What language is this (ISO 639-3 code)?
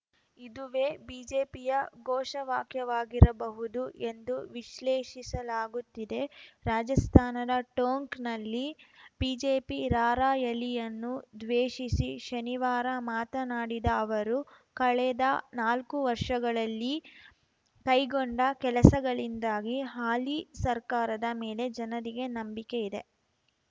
kan